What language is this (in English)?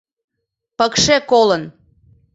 Mari